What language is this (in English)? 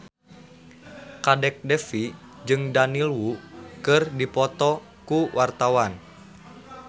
Sundanese